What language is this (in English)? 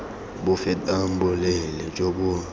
Tswana